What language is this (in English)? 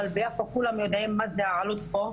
Hebrew